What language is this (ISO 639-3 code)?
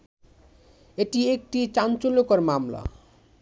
ben